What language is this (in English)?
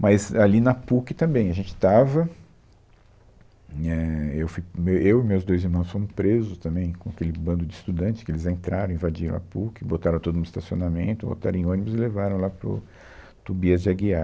Portuguese